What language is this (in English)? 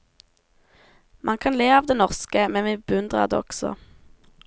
Norwegian